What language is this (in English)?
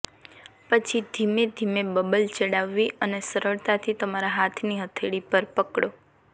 Gujarati